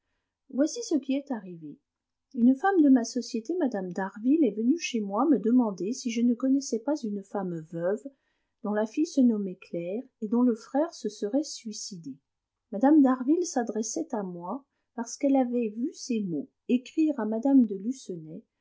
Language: French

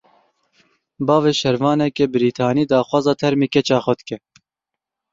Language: Kurdish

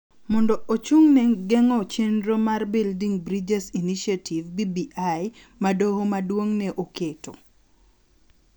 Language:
Luo (Kenya and Tanzania)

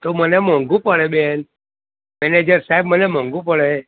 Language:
Gujarati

